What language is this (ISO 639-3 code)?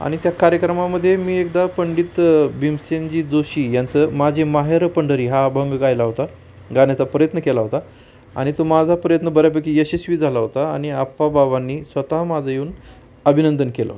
mar